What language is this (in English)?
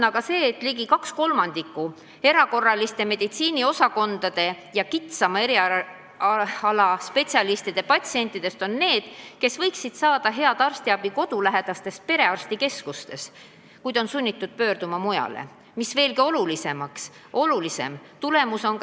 Estonian